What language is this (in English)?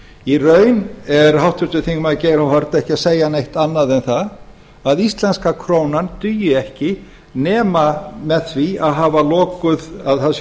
Icelandic